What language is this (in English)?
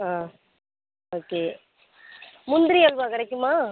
Tamil